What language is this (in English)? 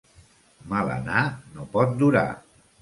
Catalan